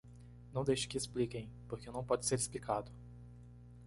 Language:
Portuguese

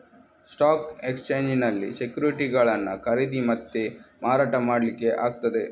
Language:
Kannada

